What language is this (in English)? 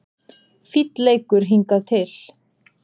Icelandic